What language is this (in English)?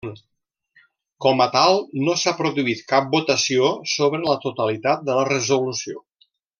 Catalan